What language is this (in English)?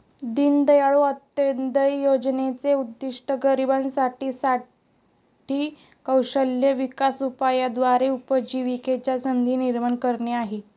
Marathi